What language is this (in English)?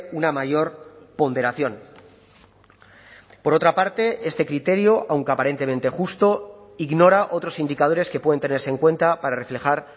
Spanish